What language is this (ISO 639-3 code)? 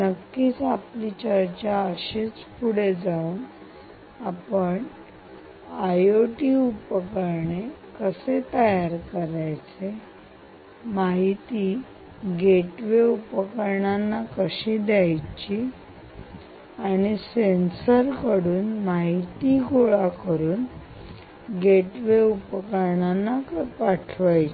mar